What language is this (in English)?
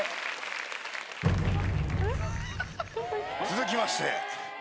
Japanese